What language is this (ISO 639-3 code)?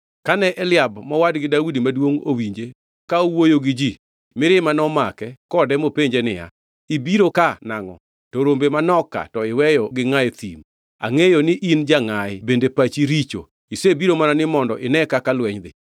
luo